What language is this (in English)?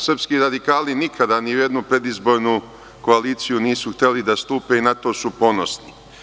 Serbian